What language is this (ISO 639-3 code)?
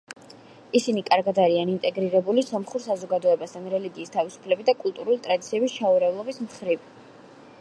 kat